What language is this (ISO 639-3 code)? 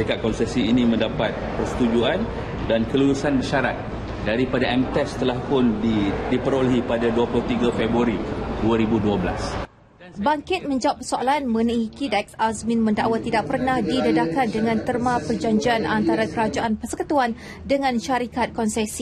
msa